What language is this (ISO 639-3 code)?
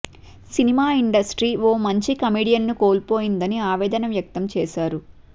tel